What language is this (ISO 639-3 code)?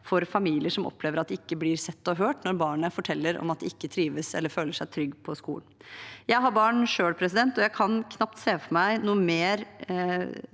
nor